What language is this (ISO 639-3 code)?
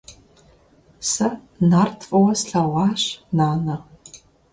kbd